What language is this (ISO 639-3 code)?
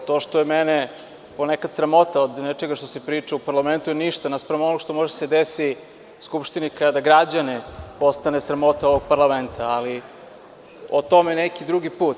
srp